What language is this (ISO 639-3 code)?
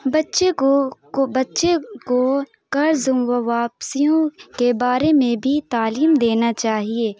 urd